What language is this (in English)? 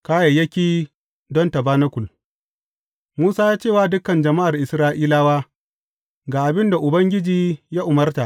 Hausa